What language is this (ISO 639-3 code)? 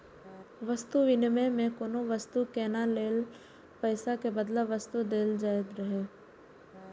mai